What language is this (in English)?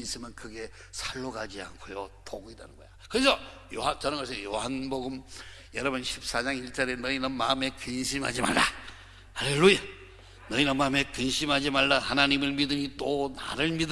Korean